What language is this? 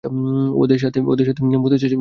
Bangla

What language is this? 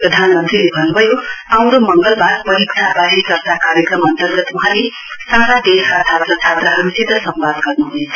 Nepali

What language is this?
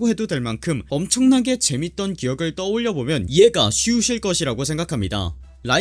Korean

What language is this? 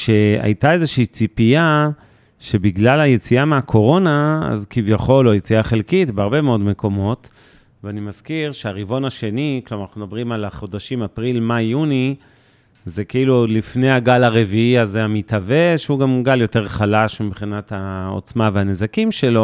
Hebrew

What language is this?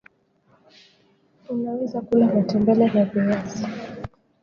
Swahili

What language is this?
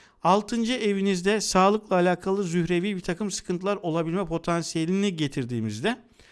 Turkish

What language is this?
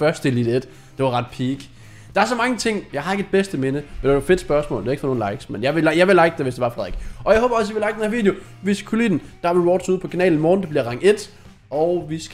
Danish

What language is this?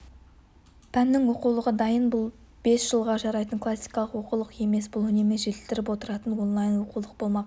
Kazakh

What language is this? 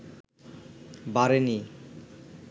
Bangla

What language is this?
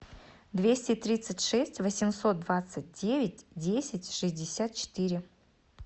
Russian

